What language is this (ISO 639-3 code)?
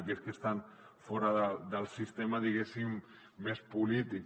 cat